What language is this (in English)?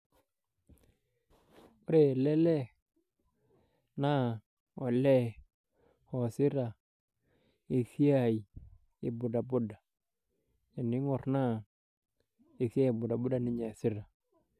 Masai